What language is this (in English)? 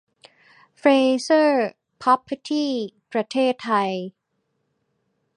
Thai